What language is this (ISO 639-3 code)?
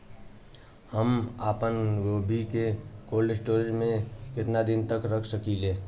bho